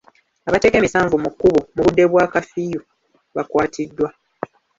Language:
Ganda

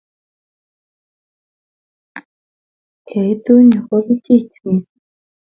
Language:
Kalenjin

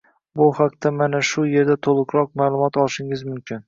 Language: Uzbek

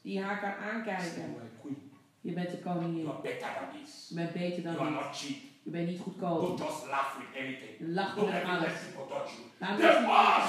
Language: Dutch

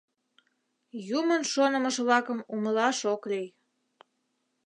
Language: Mari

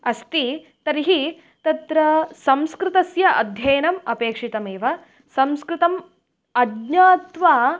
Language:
Sanskrit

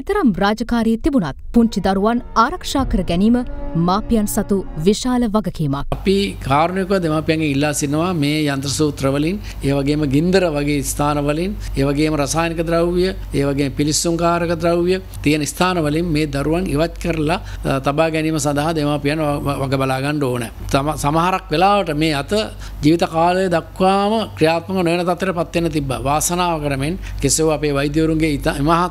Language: Hindi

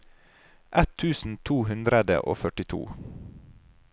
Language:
Norwegian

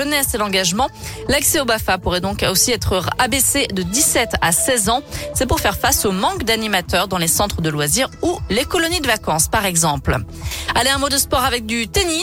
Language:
French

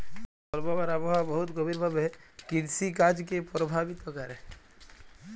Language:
Bangla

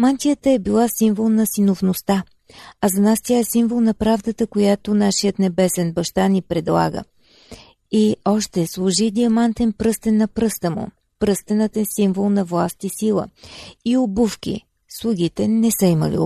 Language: Bulgarian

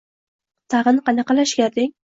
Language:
Uzbek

